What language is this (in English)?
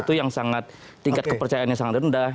Indonesian